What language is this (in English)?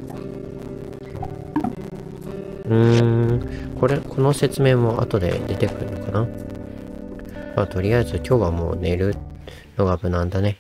Japanese